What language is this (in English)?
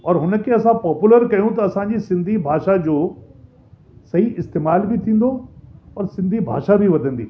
Sindhi